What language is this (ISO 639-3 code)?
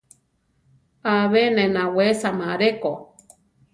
tar